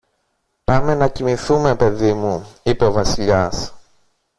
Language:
Greek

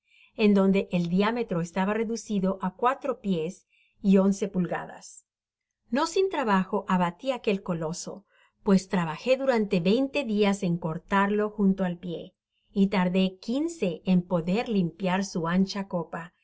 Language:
Spanish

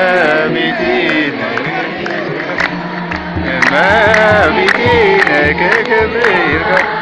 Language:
English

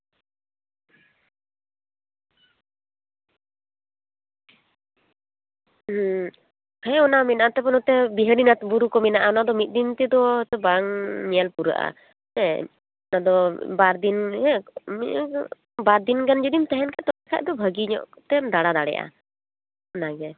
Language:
Santali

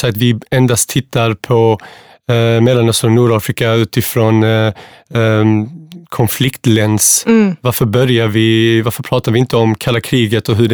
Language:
Swedish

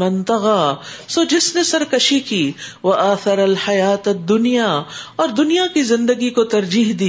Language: Urdu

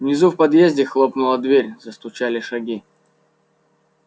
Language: Russian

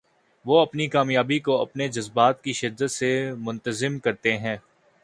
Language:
Urdu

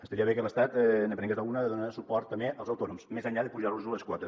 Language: Catalan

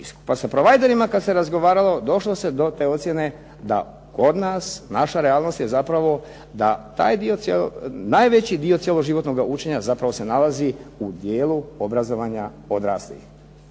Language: Croatian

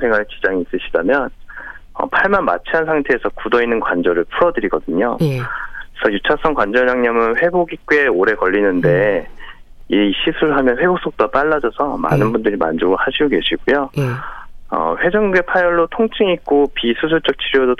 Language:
Korean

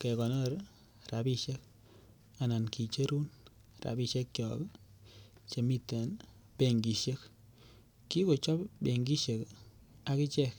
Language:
Kalenjin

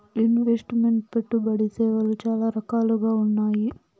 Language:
Telugu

